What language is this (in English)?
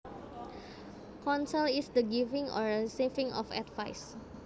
Javanese